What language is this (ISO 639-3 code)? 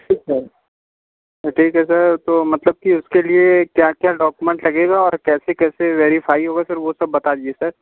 hin